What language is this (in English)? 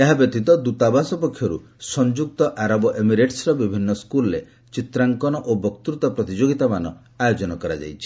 Odia